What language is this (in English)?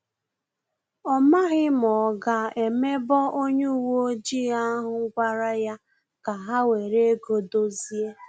Igbo